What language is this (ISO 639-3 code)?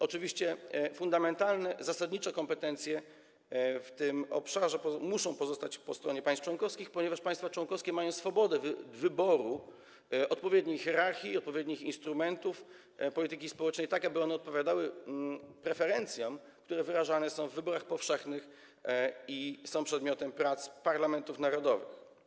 pol